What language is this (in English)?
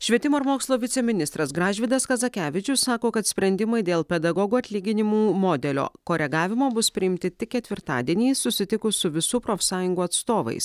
Lithuanian